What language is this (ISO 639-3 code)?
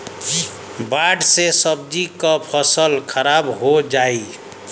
bho